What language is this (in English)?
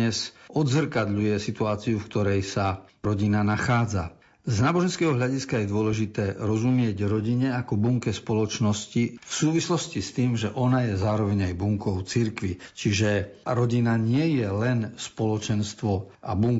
Slovak